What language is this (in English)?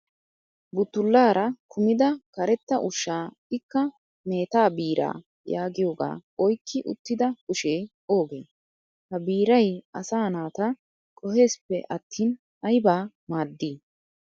Wolaytta